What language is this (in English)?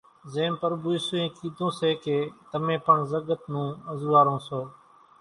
Kachi Koli